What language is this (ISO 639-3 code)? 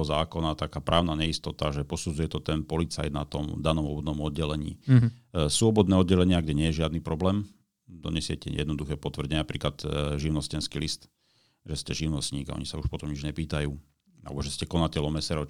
slk